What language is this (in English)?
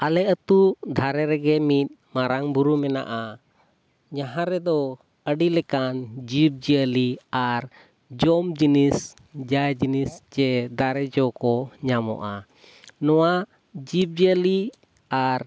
Santali